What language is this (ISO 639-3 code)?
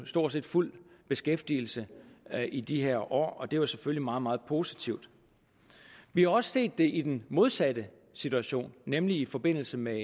dan